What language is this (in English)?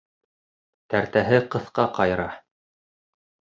Bashkir